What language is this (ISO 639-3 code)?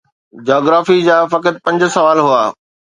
snd